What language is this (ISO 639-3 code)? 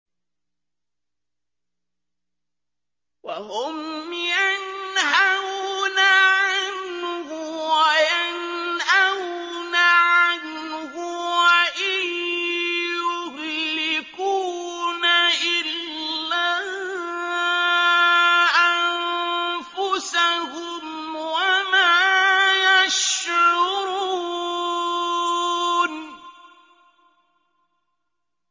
ara